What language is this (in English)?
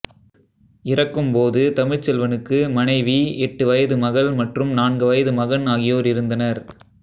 Tamil